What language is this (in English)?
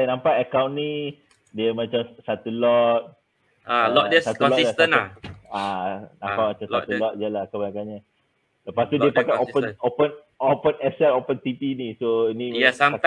Malay